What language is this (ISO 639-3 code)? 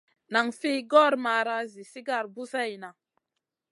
mcn